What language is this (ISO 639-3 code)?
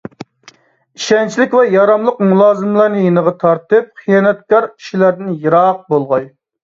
uig